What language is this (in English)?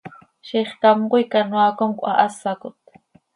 Seri